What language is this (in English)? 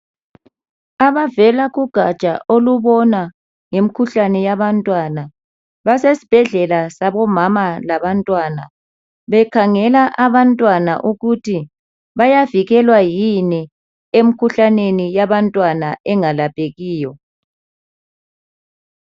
North Ndebele